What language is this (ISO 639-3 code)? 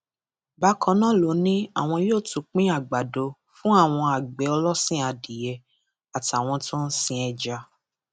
yor